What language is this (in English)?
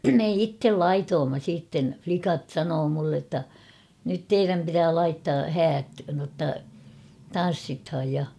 Finnish